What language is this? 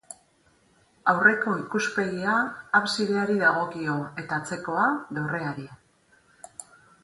Basque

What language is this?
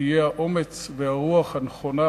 Hebrew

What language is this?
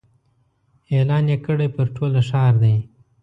Pashto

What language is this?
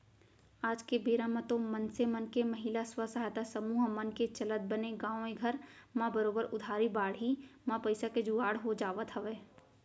Chhattisgarhi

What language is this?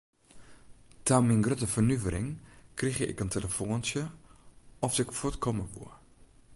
Western Frisian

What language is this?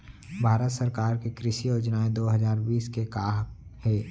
Chhattisgarhi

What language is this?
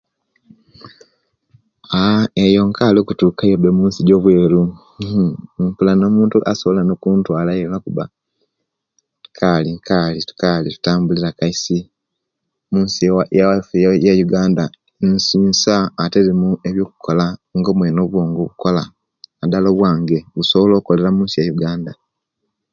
Kenyi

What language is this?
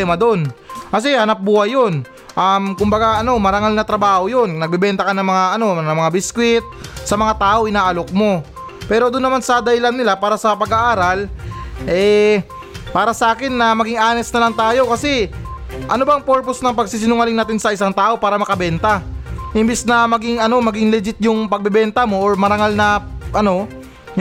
Filipino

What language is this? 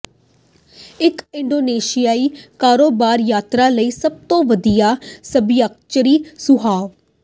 Punjabi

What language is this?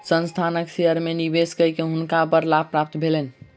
Maithili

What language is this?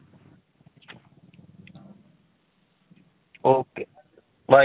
Punjabi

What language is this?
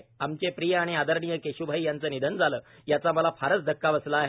Marathi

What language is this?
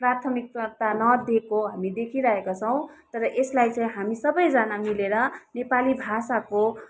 Nepali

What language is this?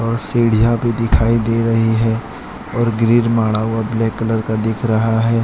Hindi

